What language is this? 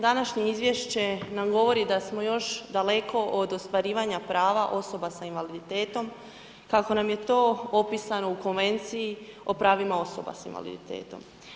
Croatian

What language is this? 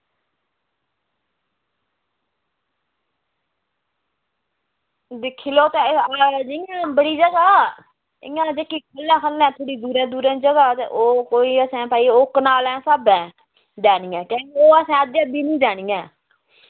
Dogri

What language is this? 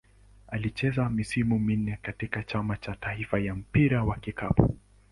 Swahili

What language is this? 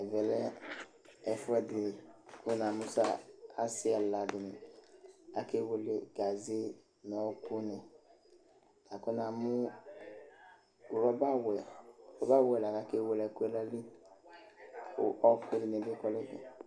Ikposo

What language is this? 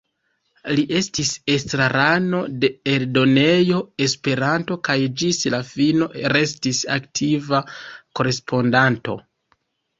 Esperanto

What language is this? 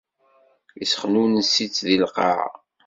Kabyle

